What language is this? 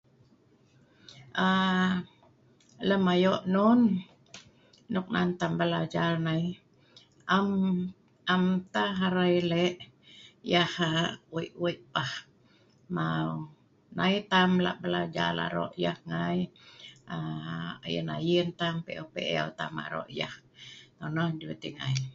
Sa'ban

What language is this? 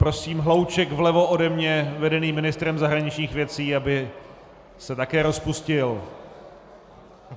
Czech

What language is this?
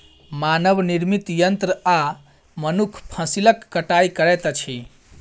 Maithili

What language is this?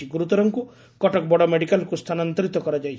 Odia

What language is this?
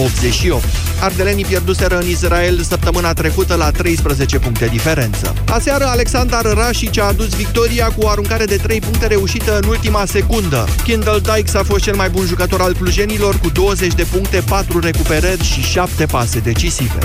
Romanian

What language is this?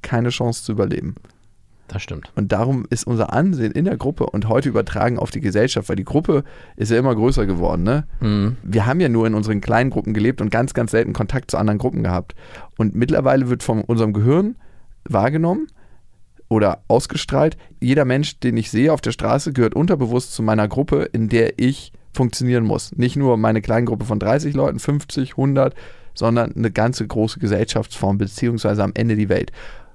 German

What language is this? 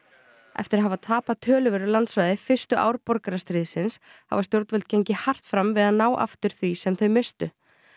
Icelandic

